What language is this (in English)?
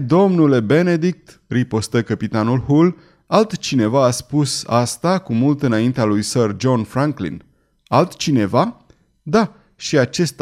Romanian